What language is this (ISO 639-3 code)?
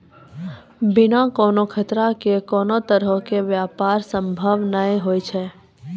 mai